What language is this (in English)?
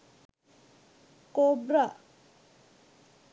Sinhala